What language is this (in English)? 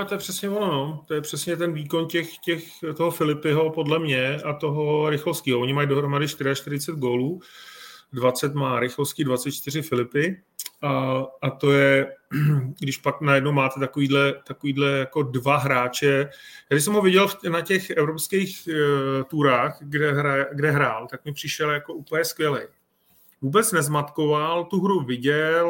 Czech